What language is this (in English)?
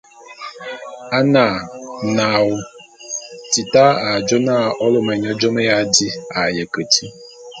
Bulu